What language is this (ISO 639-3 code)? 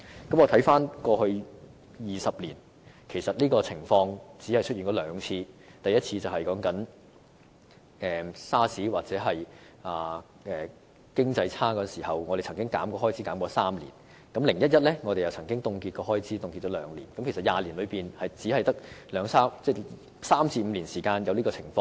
yue